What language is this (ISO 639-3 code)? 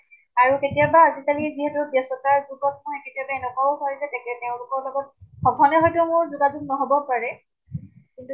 asm